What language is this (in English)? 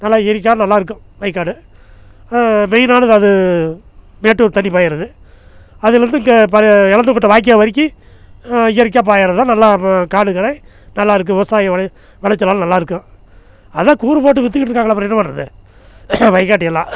Tamil